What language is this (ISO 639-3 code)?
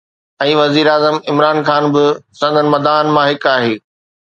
snd